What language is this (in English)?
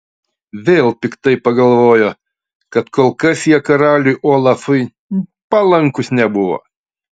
Lithuanian